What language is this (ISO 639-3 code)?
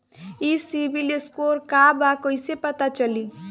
bho